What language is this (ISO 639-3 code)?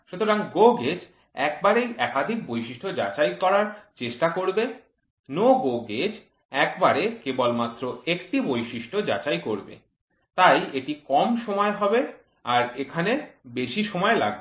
ben